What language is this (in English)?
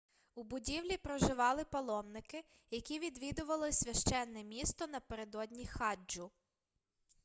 Ukrainian